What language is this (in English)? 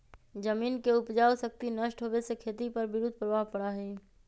Magahi